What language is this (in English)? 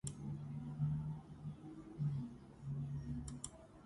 Georgian